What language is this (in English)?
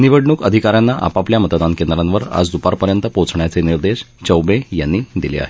Marathi